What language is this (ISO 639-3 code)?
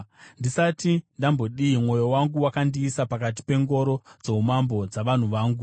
sna